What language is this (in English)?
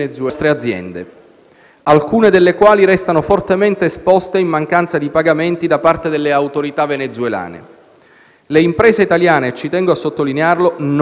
Italian